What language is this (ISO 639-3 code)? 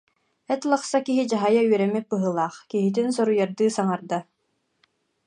sah